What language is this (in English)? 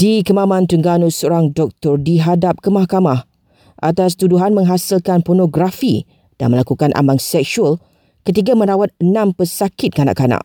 Malay